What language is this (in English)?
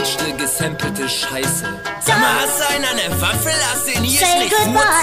German